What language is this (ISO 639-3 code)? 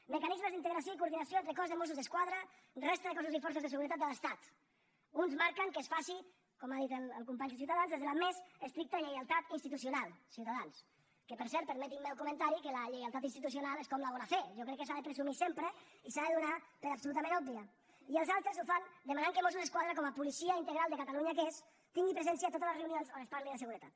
cat